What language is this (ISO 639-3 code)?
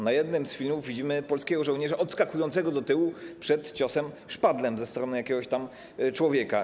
pol